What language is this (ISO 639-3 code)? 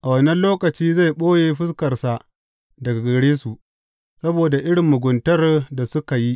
hau